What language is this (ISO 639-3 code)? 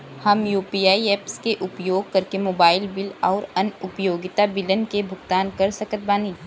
bho